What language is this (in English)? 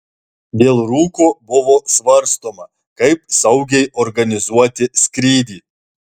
Lithuanian